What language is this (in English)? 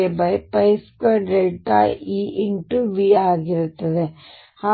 Kannada